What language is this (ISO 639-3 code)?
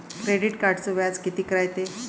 mar